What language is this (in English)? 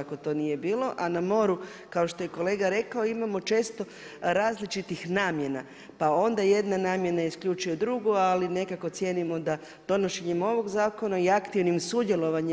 Croatian